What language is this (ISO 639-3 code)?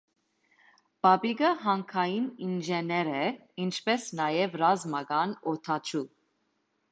hye